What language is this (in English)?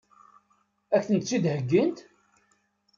Kabyle